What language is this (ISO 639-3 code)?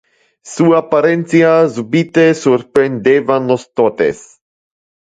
ina